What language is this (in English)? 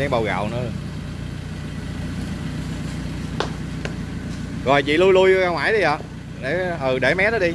Vietnamese